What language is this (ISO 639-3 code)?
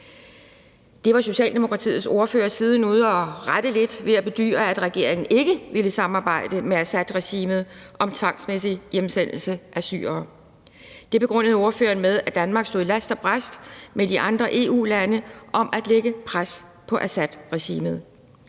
dan